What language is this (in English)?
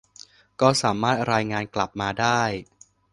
Thai